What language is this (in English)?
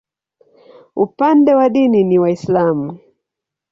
Swahili